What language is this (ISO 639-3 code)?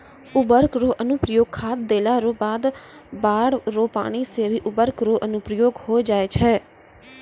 mai